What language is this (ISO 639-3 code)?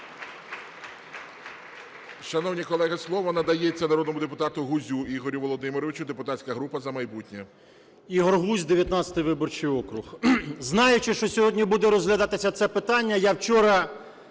ukr